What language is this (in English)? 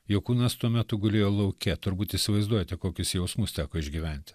Lithuanian